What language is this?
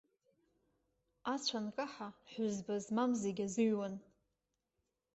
Abkhazian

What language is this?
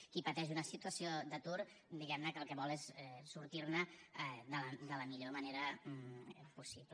Catalan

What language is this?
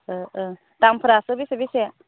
Bodo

